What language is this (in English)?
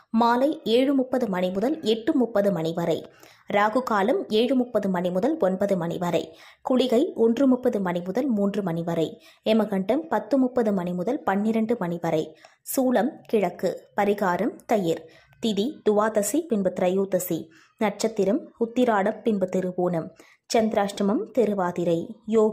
Turkish